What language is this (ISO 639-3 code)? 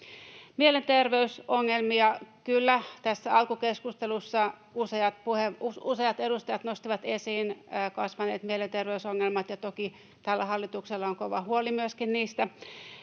fin